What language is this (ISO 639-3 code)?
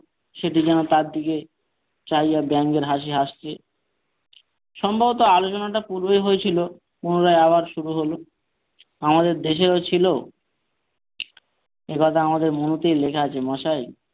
ben